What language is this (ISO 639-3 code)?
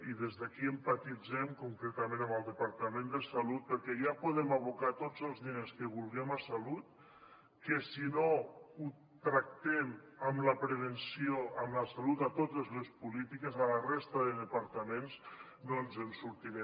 cat